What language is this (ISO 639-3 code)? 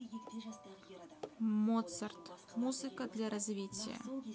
rus